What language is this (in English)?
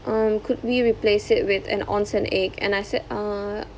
English